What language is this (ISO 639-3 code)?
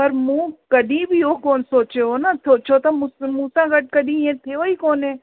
snd